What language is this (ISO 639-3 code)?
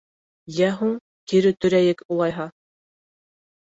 bak